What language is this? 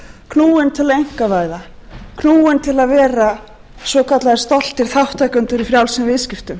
Icelandic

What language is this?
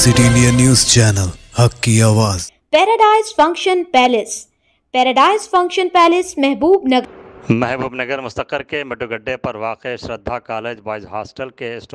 Telugu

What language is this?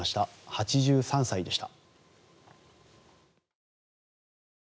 Japanese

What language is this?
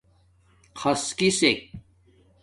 Domaaki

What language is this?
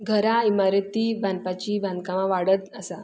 Konkani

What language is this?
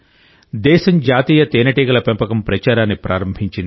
Telugu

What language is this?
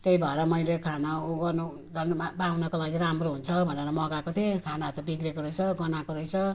Nepali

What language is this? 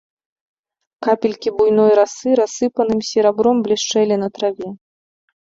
Belarusian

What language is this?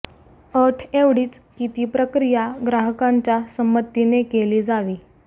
Marathi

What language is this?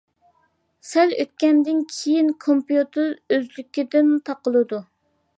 Uyghur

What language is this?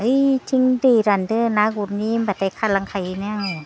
Bodo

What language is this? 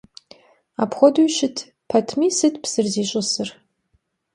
Kabardian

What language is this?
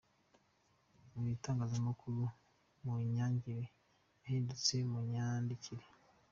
Kinyarwanda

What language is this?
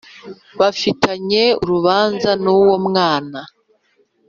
Kinyarwanda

